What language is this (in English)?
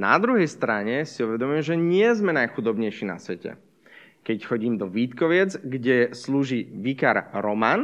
Slovak